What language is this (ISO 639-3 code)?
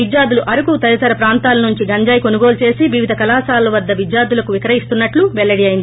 tel